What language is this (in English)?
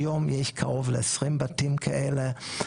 Hebrew